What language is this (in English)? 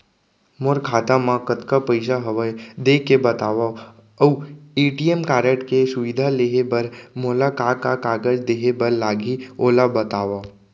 Chhattisgarhi